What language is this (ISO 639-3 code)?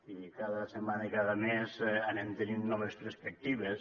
cat